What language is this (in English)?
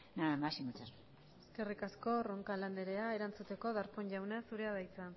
Basque